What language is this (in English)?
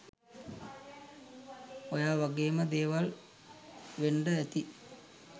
Sinhala